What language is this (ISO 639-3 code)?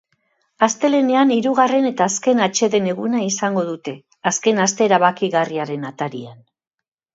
eus